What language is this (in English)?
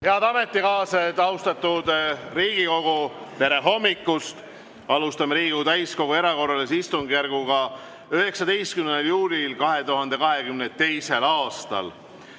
Estonian